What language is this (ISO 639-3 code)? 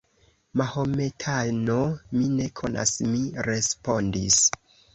epo